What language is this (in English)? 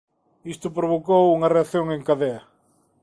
Galician